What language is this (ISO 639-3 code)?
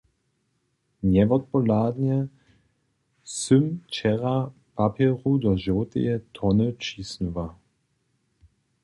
hsb